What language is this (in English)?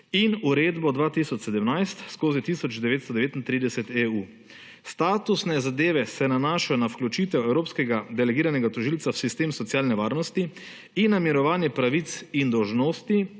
Slovenian